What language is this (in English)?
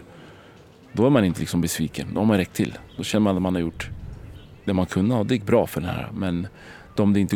Swedish